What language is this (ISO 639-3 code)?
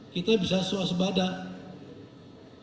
ind